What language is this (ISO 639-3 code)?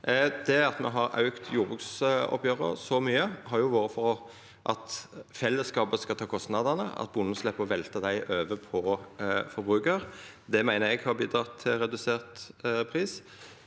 nor